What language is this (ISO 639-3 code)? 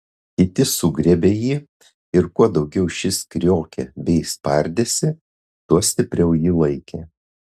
lit